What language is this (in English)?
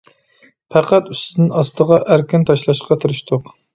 Uyghur